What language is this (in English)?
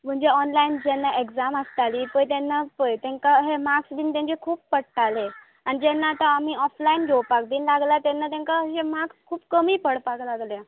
Konkani